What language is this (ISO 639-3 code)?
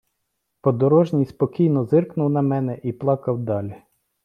ukr